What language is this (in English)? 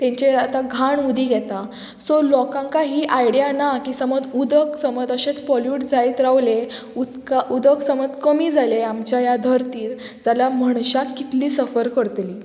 Konkani